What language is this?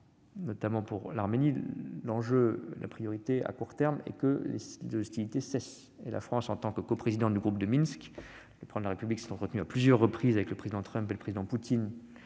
French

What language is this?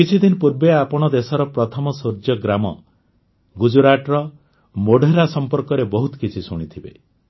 Odia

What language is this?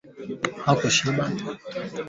Swahili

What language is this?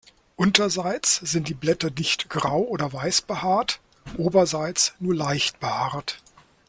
German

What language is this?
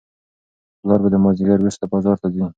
Pashto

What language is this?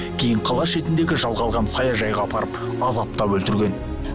Kazakh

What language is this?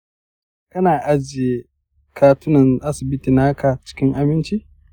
Hausa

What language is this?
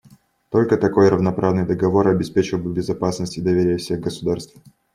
Russian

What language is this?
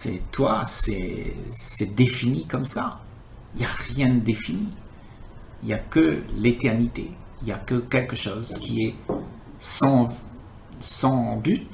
French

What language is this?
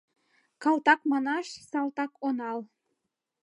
Mari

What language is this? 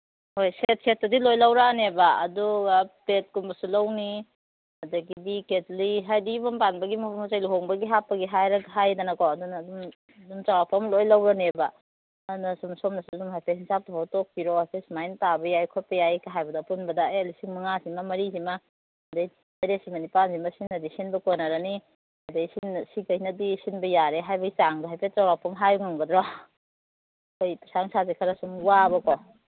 Manipuri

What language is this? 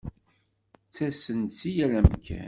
Kabyle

